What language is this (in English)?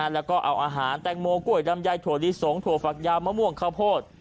Thai